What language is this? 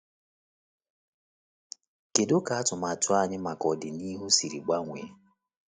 Igbo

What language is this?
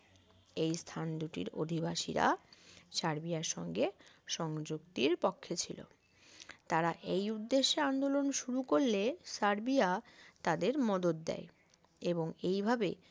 Bangla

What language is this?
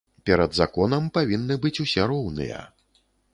Belarusian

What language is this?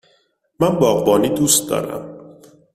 Persian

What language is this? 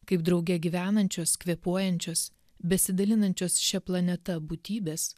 Lithuanian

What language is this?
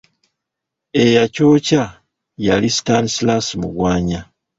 Ganda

